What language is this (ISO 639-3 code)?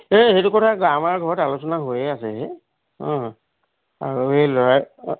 asm